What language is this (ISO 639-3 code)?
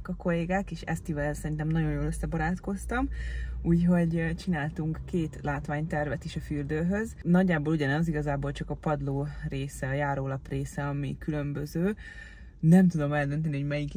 hun